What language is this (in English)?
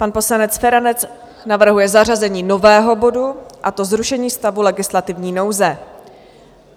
Czech